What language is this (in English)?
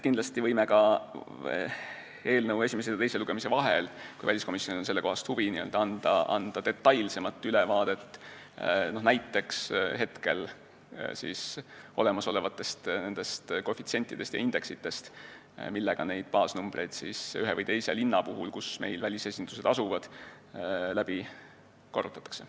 Estonian